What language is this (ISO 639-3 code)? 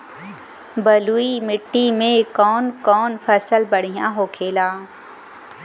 bho